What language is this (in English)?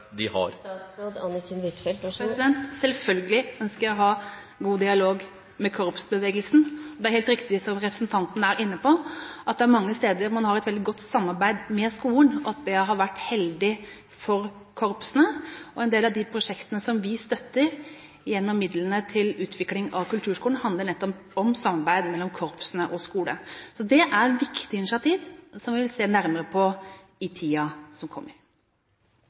Norwegian Bokmål